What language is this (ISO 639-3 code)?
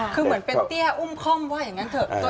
tha